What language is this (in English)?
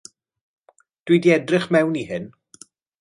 Welsh